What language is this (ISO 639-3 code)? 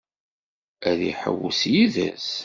kab